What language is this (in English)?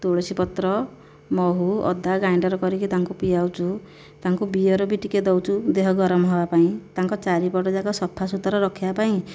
Odia